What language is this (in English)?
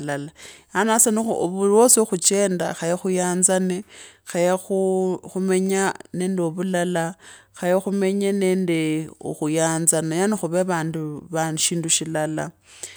Kabras